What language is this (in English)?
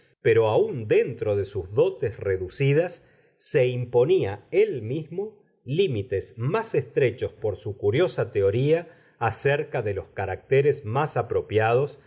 Spanish